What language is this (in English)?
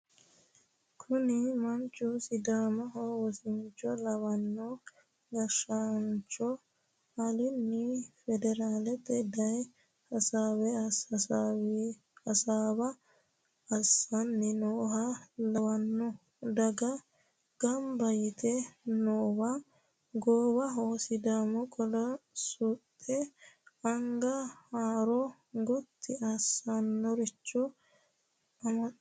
Sidamo